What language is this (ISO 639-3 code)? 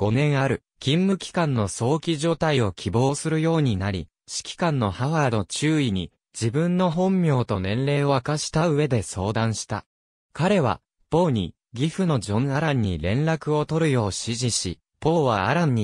jpn